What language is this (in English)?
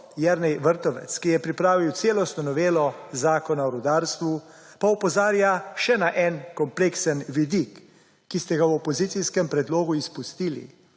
Slovenian